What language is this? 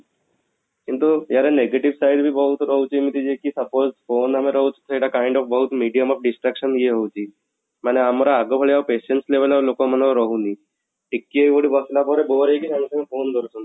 Odia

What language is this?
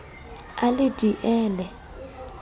Southern Sotho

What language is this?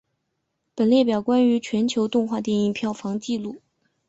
Chinese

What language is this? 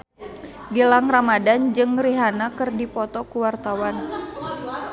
Sundanese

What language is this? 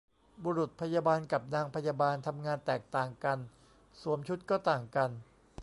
Thai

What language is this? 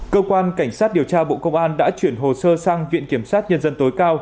Vietnamese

